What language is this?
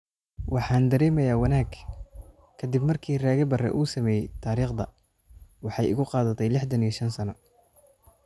Somali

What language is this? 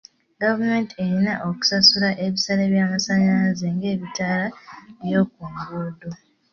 Ganda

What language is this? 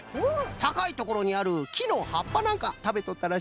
Japanese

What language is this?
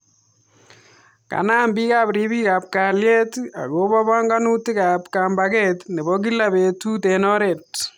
Kalenjin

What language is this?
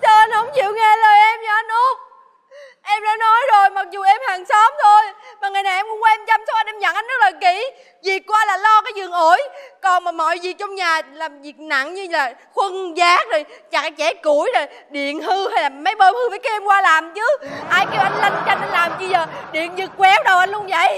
Vietnamese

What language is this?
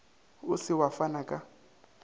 Northern Sotho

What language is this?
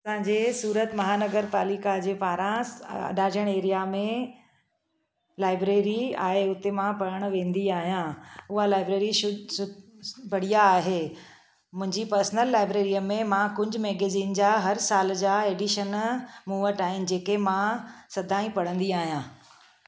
Sindhi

